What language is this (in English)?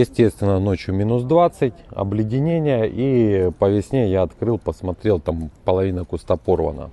Russian